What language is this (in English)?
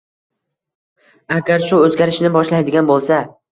Uzbek